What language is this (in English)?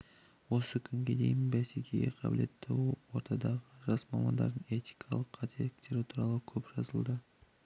Kazakh